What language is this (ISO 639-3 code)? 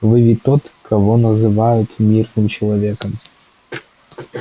rus